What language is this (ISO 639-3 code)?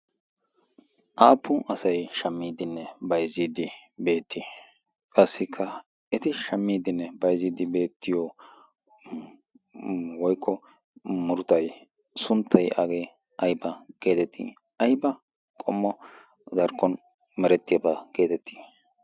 wal